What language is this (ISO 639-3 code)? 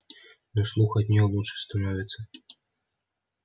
rus